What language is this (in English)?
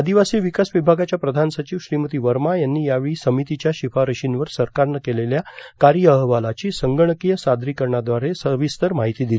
Marathi